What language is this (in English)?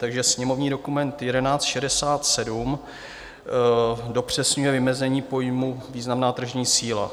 Czech